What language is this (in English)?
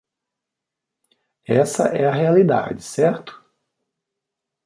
Portuguese